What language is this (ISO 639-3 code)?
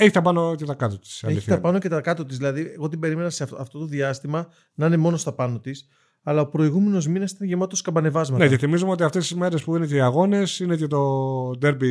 ell